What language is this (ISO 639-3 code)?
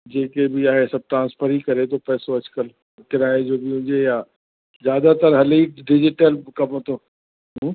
snd